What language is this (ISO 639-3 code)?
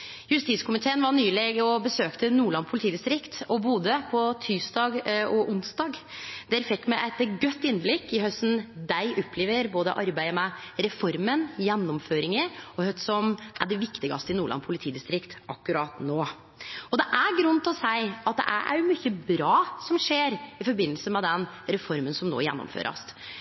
nno